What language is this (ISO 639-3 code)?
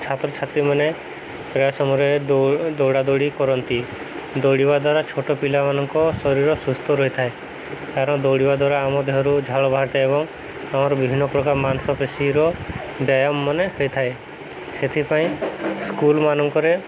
ori